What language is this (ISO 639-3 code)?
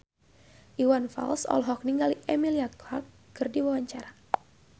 sun